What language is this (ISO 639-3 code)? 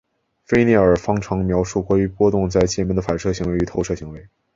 zho